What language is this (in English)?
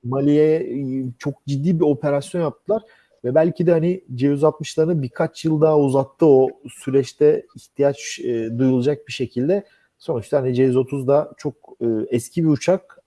Turkish